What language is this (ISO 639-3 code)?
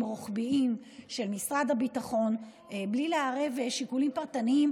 heb